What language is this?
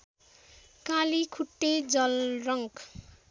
Nepali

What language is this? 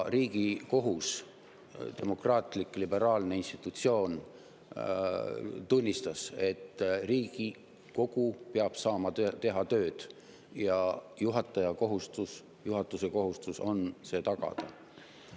Estonian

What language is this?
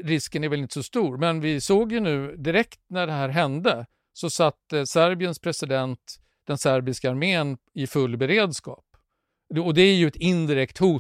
Swedish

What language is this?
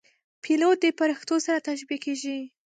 Pashto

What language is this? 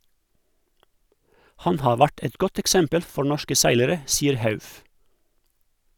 Norwegian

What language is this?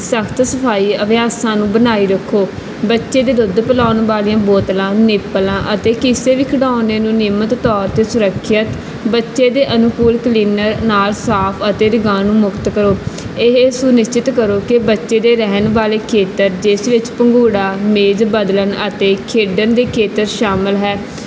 Punjabi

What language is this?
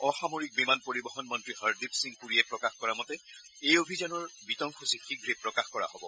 Assamese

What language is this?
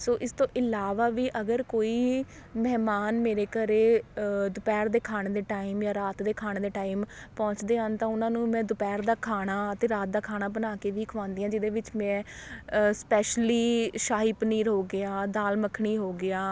Punjabi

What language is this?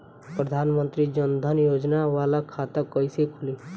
Bhojpuri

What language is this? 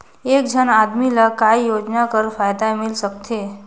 Chhattisgarhi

